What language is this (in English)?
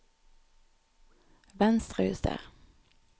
Norwegian